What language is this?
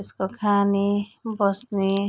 Nepali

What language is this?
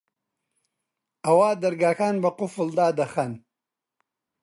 Central Kurdish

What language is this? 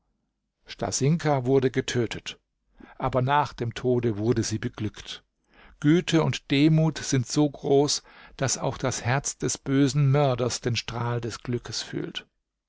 German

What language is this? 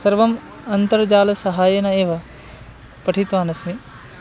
Sanskrit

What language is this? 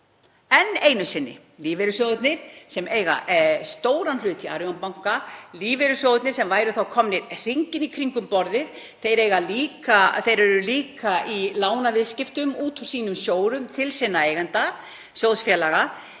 Icelandic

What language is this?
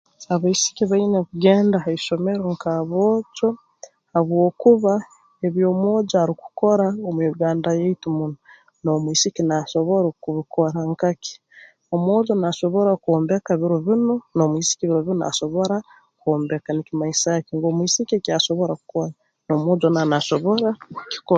Tooro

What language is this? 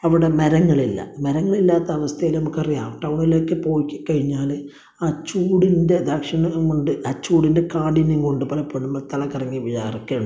Malayalam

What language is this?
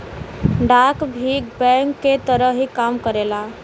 Bhojpuri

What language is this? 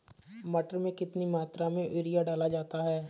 Hindi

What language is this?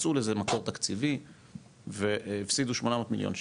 Hebrew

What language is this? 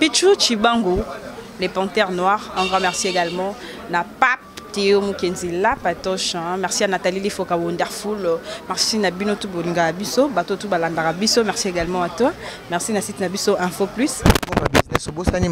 French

